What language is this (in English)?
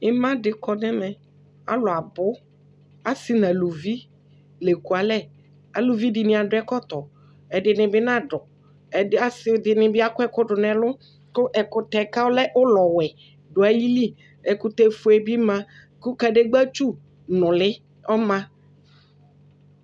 Ikposo